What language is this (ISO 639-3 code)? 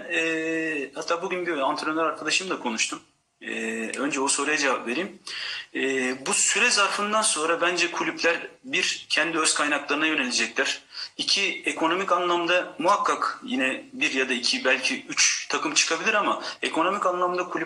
tur